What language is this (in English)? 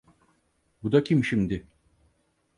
Turkish